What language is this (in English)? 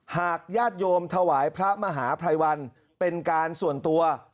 Thai